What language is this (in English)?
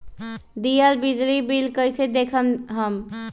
Magahi